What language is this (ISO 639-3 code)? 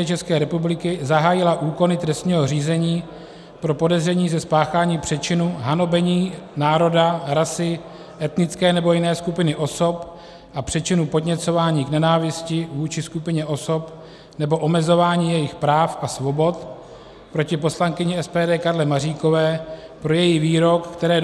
ces